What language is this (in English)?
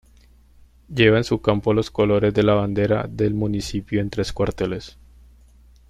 Spanish